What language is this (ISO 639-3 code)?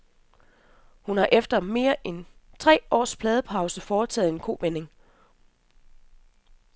dan